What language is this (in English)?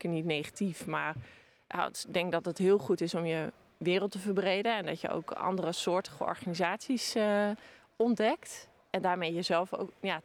Dutch